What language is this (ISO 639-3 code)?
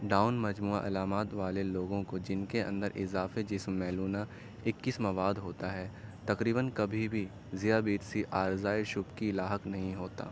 urd